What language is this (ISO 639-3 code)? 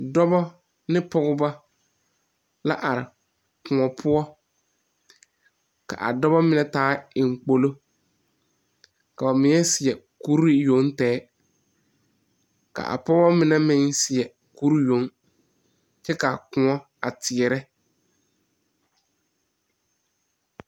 dga